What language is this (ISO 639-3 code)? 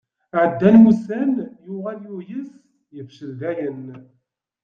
kab